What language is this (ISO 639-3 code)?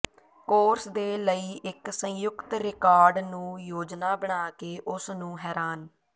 pan